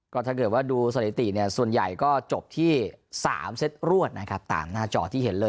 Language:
Thai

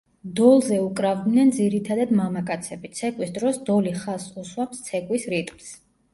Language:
Georgian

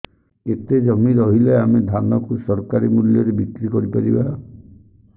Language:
Odia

